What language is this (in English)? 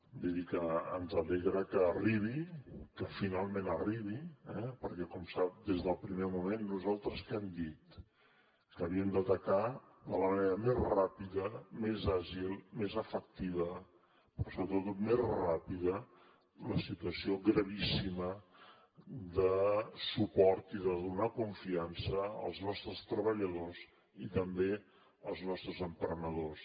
Catalan